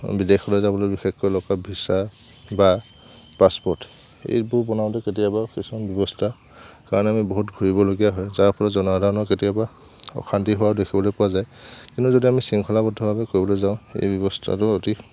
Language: Assamese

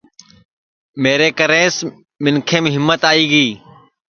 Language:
Sansi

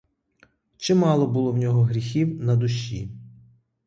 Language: Ukrainian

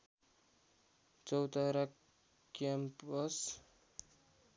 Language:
Nepali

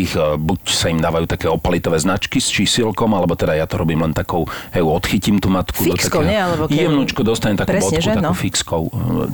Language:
Slovak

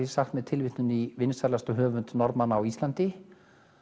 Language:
Icelandic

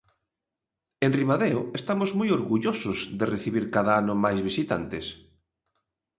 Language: Galician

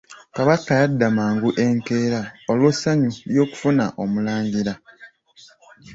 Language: Ganda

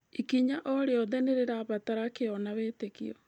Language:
Kikuyu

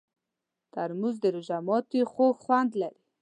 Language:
Pashto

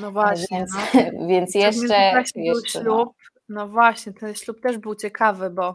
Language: Polish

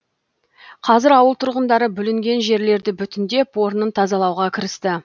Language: Kazakh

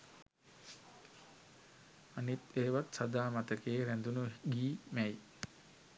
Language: Sinhala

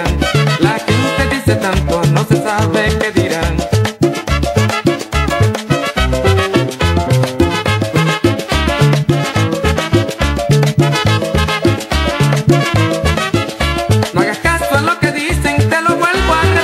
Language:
Spanish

